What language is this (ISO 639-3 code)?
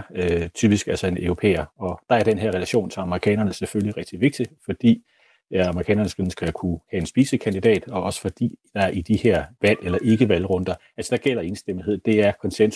dan